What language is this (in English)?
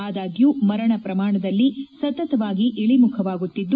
Kannada